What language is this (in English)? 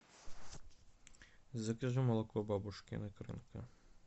Russian